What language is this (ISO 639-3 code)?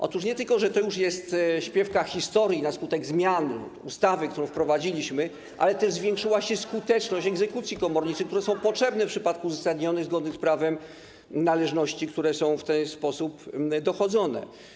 pol